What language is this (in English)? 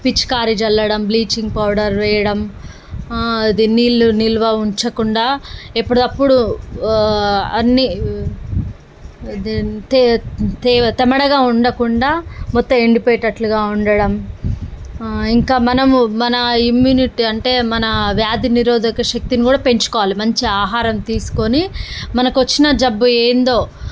Telugu